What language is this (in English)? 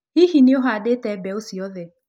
Kikuyu